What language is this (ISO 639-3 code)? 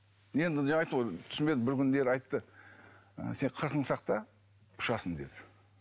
kaz